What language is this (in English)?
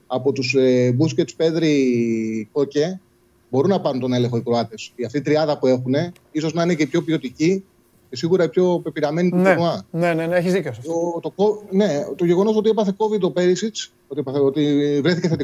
Greek